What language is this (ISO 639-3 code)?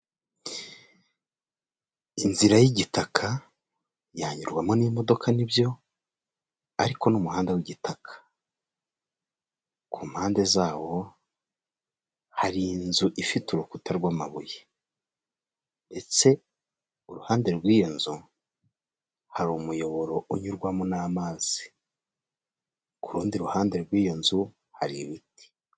kin